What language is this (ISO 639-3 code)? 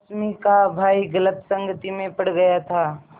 hin